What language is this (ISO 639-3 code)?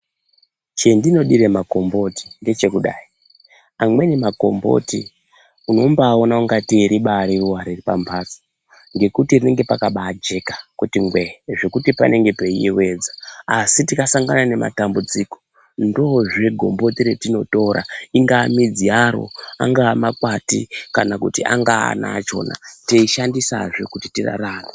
ndc